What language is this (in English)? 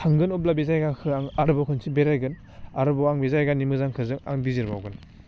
Bodo